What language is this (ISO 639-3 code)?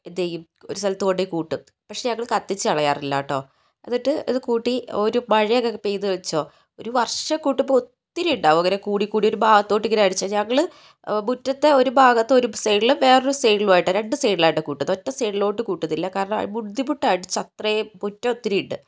mal